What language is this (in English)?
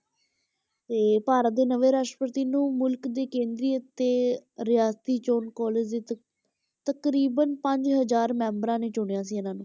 Punjabi